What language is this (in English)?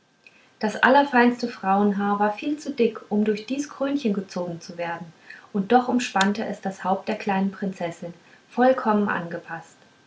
German